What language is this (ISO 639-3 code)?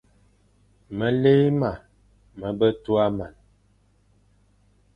fan